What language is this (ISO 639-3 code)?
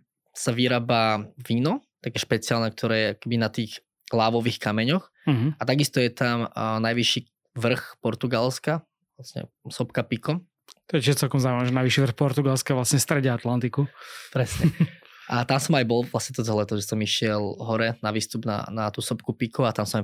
slk